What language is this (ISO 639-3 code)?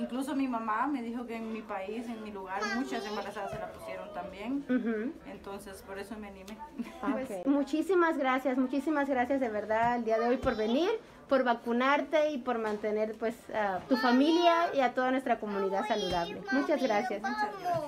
spa